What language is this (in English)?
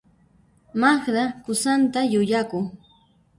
Puno Quechua